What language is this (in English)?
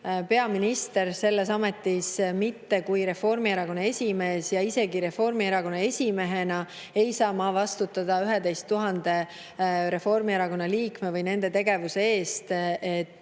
Estonian